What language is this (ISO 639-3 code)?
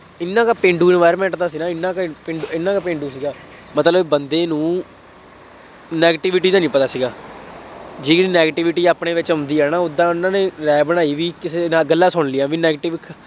pan